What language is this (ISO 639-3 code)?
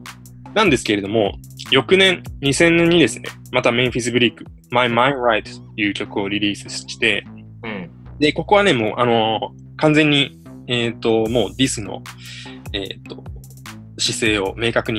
jpn